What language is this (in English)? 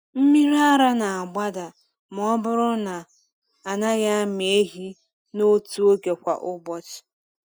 Igbo